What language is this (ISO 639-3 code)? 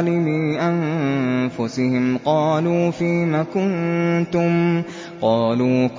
ara